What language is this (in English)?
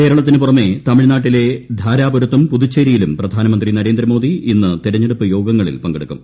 Malayalam